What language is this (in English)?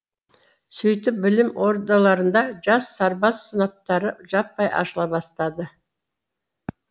Kazakh